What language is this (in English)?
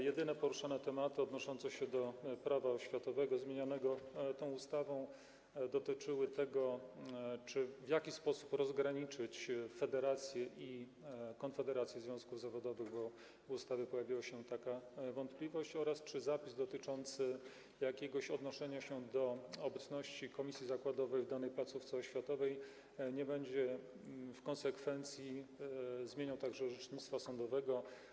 Polish